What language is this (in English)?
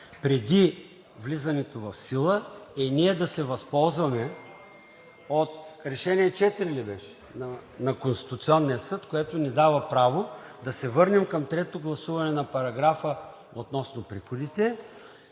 Bulgarian